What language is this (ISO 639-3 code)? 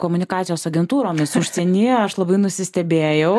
lit